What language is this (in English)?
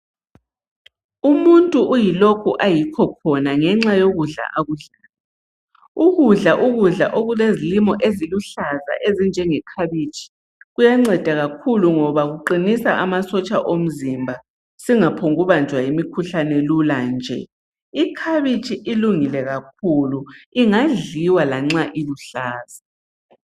North Ndebele